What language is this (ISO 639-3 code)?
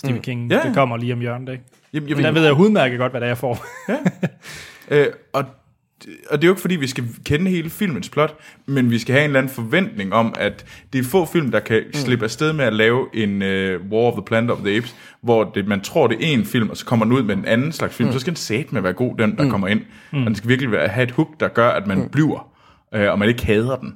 dan